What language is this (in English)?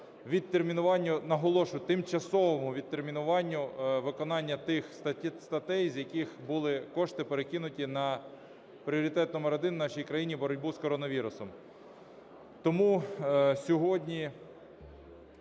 Ukrainian